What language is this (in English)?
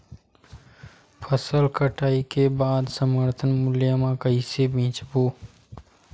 Chhattisgarhi